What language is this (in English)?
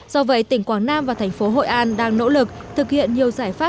Vietnamese